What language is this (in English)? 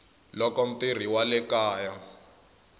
Tsonga